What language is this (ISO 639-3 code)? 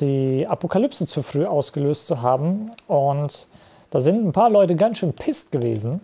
deu